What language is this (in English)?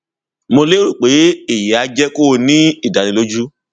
Yoruba